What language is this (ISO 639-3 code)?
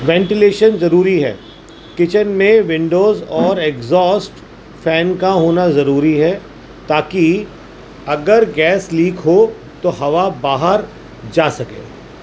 urd